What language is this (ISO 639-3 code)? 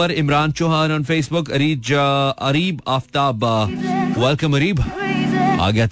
hin